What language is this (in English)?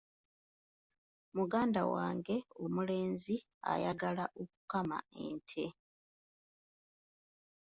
Ganda